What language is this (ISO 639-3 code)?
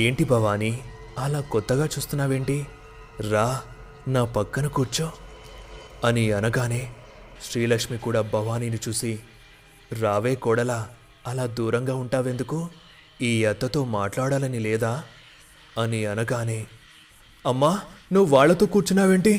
tel